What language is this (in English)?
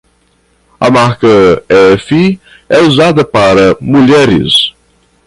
Portuguese